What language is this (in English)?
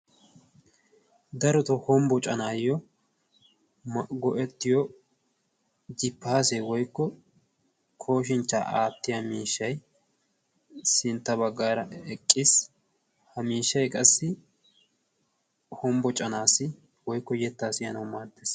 Wolaytta